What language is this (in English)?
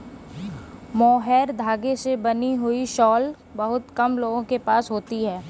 Hindi